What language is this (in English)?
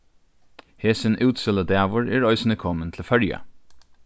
Faroese